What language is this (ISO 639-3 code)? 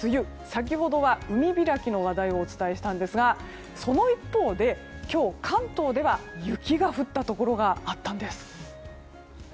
jpn